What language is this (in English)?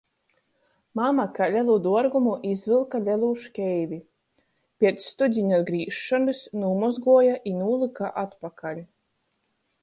Latgalian